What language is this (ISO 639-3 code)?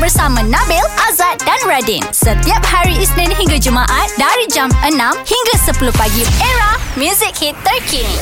msa